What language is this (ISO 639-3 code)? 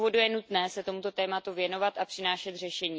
ces